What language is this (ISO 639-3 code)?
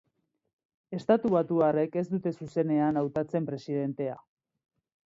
eus